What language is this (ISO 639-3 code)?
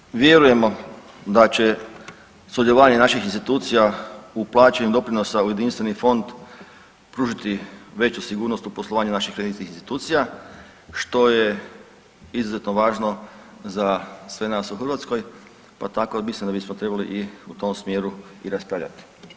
hrv